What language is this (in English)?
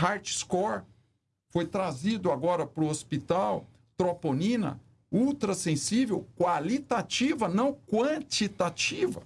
Portuguese